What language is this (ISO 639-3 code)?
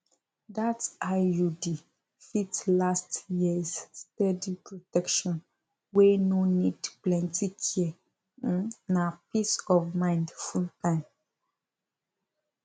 pcm